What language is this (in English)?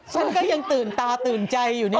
Thai